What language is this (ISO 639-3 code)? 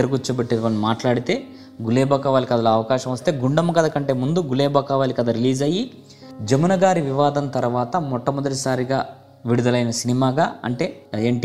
tel